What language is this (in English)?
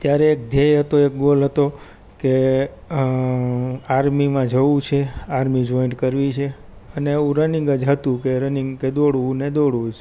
Gujarati